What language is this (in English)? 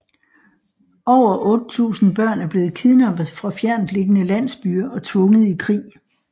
Danish